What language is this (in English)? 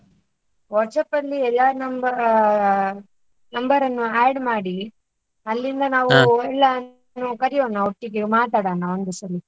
Kannada